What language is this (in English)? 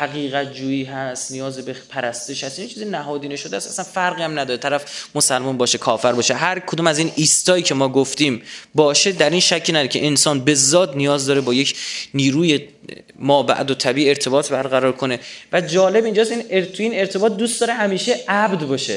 Persian